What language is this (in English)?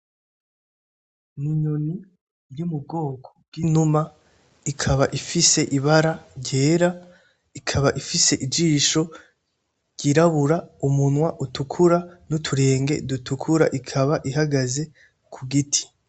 Rundi